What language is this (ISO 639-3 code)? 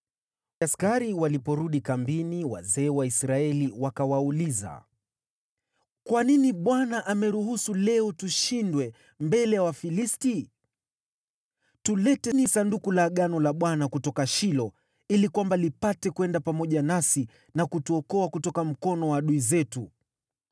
swa